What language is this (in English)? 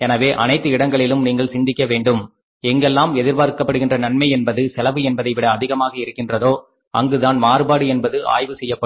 Tamil